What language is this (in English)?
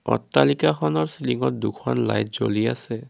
Assamese